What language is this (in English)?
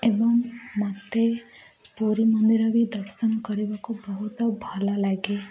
Odia